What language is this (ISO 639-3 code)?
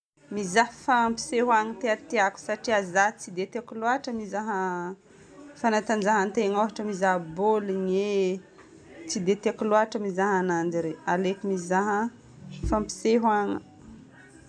bmm